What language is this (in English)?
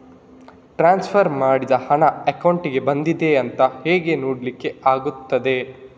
Kannada